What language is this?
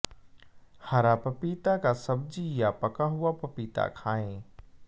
Hindi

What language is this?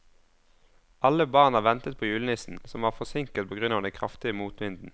Norwegian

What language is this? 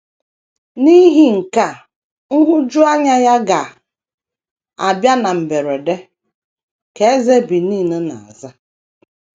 Igbo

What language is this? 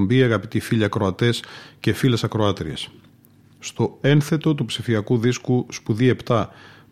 Greek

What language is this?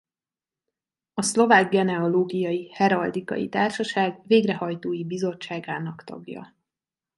Hungarian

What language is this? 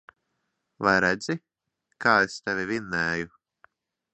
Latvian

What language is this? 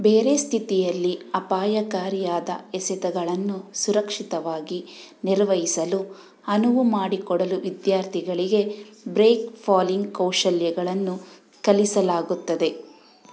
Kannada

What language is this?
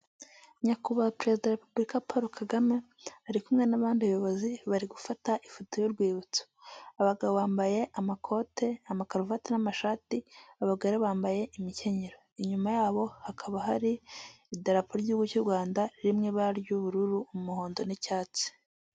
Kinyarwanda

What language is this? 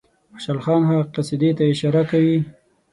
Pashto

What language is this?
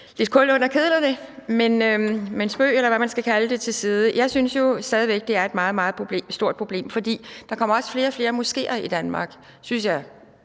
Danish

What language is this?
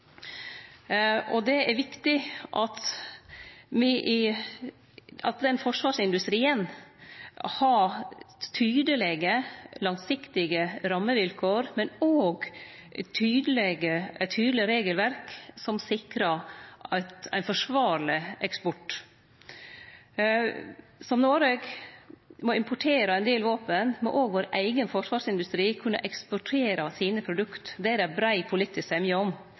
Norwegian Nynorsk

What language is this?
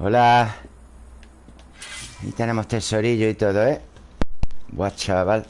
Spanish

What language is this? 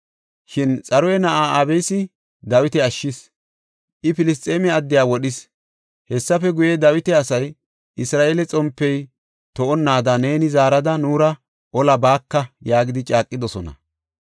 Gofa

